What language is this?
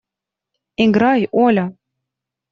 Russian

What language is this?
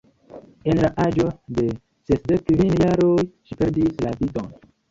Esperanto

